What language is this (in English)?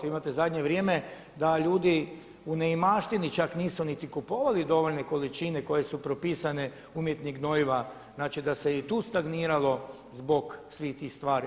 Croatian